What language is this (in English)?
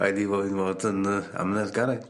Welsh